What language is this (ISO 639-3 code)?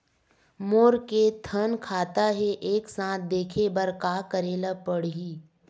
hne